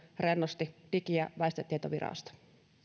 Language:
Finnish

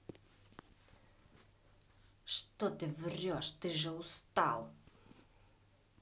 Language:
Russian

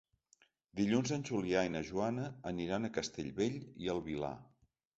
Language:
Catalan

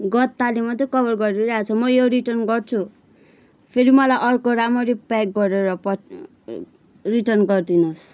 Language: Nepali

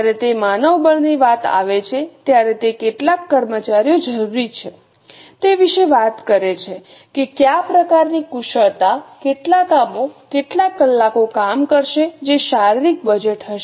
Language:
Gujarati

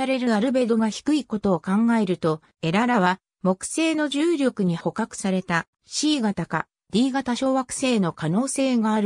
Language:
Japanese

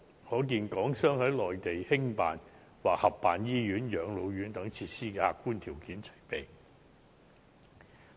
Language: Cantonese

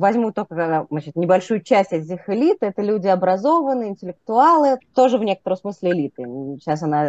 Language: Russian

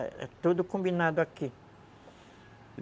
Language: Portuguese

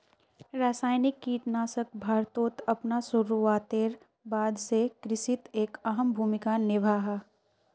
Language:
Magahi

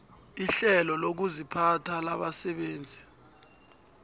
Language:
South Ndebele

